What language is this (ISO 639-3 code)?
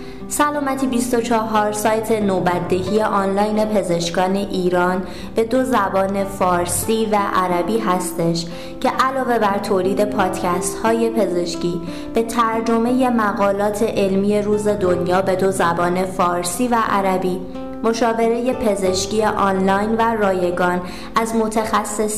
fas